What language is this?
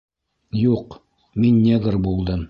Bashkir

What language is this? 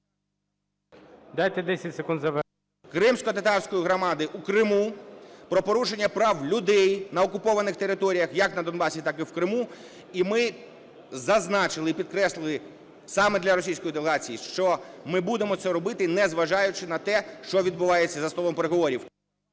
Ukrainian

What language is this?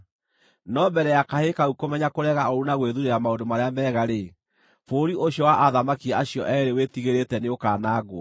Kikuyu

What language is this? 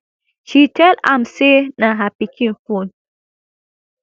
Nigerian Pidgin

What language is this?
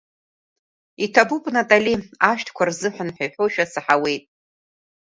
Abkhazian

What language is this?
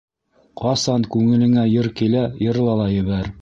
Bashkir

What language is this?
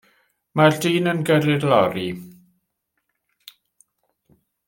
Welsh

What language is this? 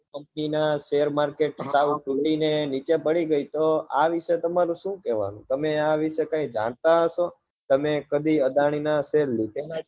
Gujarati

